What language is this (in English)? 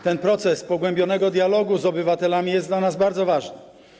Polish